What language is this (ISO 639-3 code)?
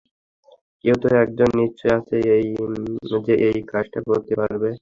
ben